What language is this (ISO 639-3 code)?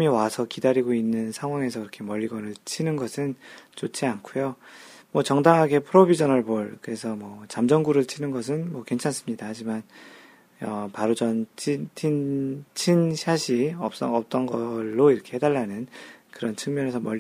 kor